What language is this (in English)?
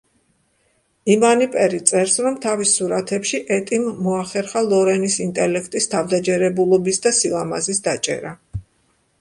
Georgian